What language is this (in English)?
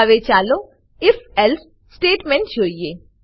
Gujarati